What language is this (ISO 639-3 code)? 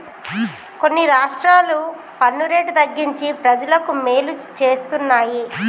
tel